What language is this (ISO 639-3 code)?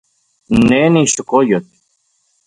ncx